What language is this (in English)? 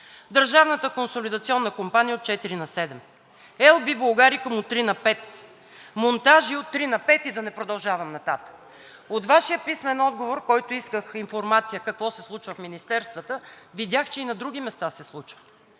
Bulgarian